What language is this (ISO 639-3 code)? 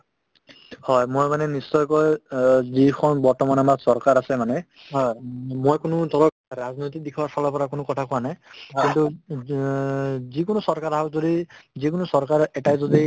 asm